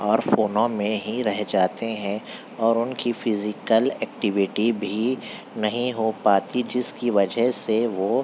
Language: Urdu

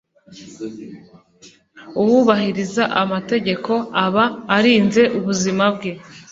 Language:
Kinyarwanda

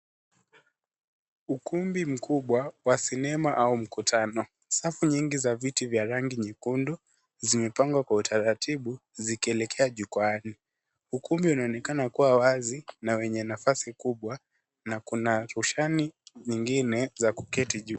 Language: Swahili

